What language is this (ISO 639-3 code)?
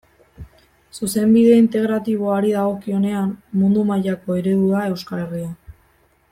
eus